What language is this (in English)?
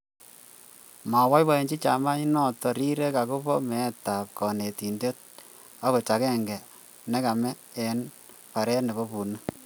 Kalenjin